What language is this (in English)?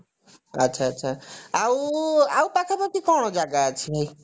Odia